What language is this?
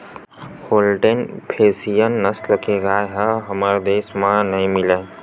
Chhattisgarhi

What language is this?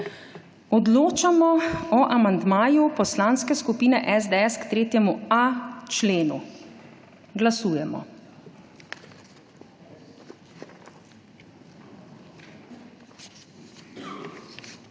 Slovenian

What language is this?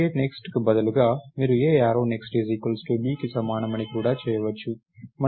Telugu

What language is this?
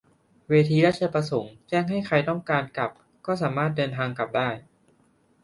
Thai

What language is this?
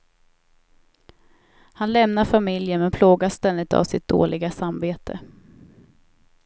Swedish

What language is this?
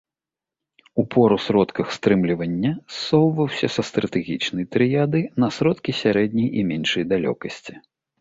Belarusian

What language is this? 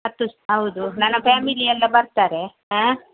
Kannada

